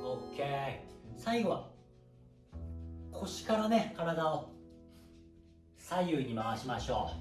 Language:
Japanese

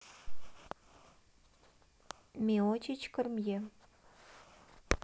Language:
Russian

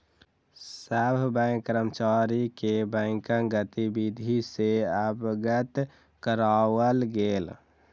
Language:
Maithili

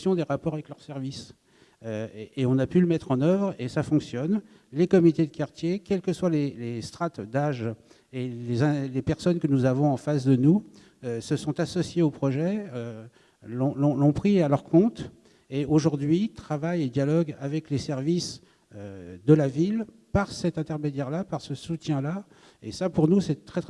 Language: French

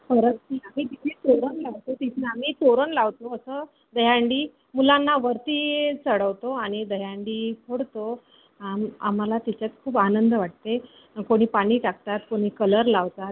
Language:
Marathi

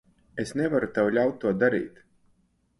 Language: Latvian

